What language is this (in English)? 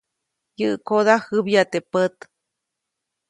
Copainalá Zoque